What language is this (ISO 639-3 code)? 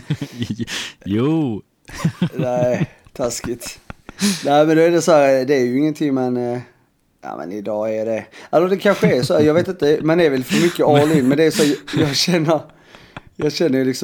swe